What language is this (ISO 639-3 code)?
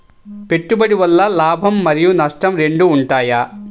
tel